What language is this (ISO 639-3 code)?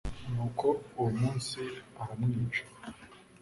kin